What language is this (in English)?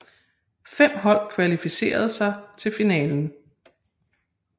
Danish